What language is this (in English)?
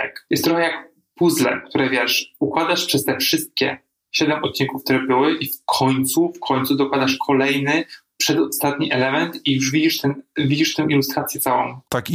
Polish